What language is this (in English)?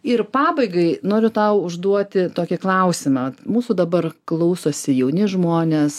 Lithuanian